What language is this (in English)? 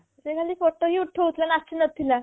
Odia